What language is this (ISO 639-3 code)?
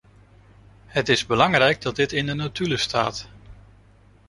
nld